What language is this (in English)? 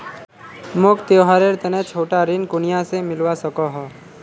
Magahi